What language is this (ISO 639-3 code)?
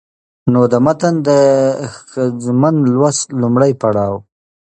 pus